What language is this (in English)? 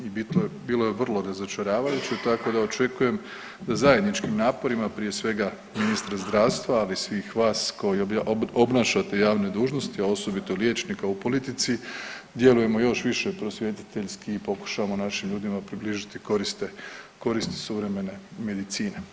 Croatian